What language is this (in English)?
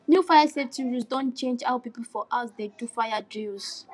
Nigerian Pidgin